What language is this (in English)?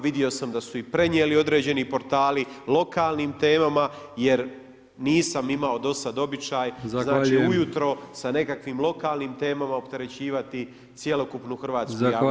Croatian